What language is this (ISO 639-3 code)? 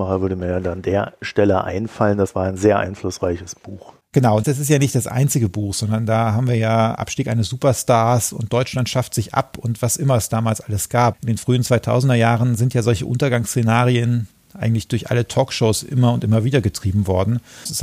deu